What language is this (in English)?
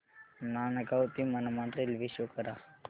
Marathi